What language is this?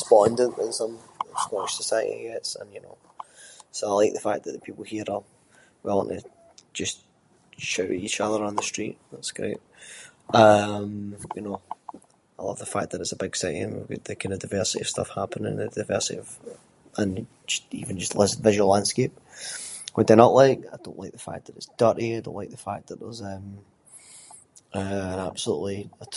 Scots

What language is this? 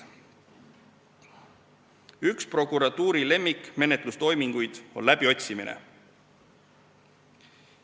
Estonian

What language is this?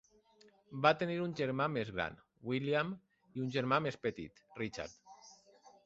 Catalan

